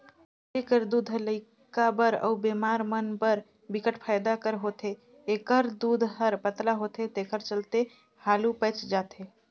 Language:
Chhattisgarhi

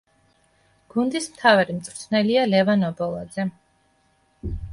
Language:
Georgian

